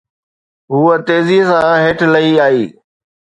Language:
Sindhi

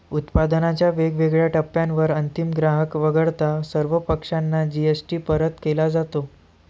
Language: Marathi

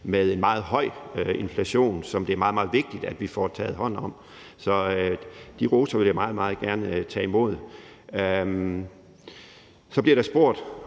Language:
Danish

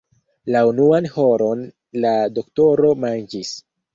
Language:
Esperanto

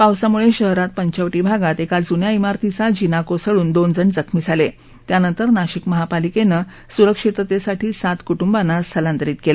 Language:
Marathi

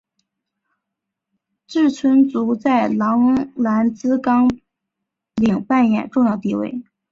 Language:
Chinese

